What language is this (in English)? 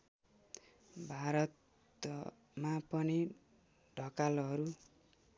Nepali